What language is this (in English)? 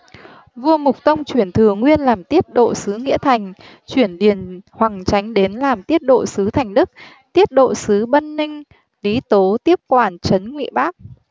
Vietnamese